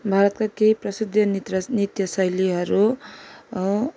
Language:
Nepali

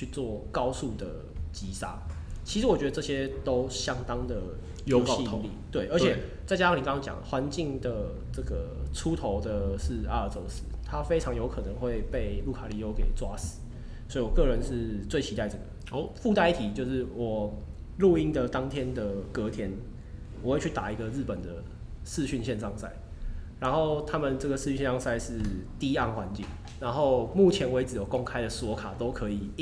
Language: Chinese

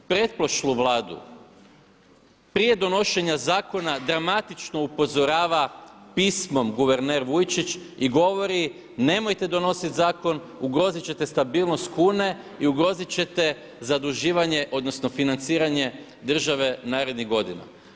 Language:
Croatian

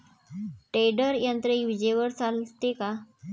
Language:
Marathi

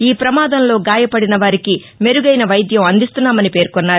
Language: Telugu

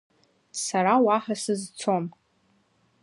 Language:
Abkhazian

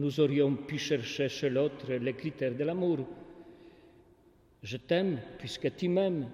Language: French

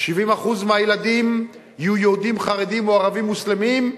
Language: Hebrew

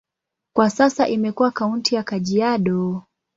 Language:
Swahili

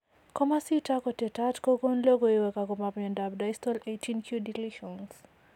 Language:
Kalenjin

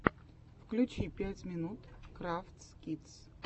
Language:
Russian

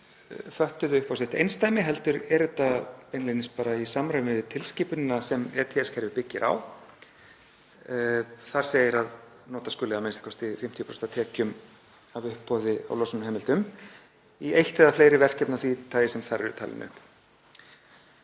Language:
Icelandic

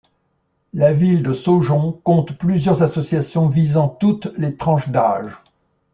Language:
French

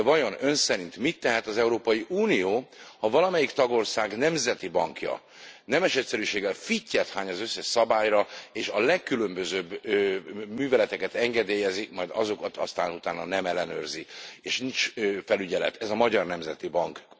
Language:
Hungarian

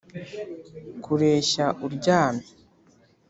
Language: Kinyarwanda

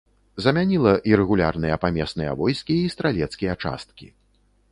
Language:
Belarusian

